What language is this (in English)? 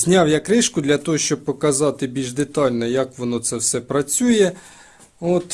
Ukrainian